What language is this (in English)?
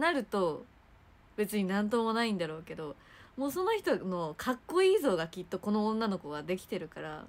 Japanese